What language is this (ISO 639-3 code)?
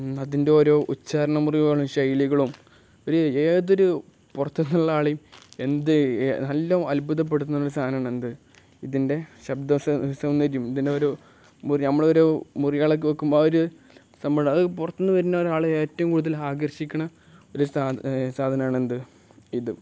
mal